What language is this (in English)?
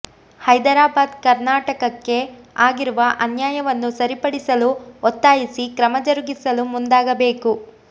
Kannada